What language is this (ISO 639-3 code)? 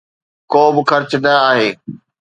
snd